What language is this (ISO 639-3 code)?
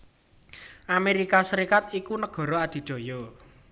jav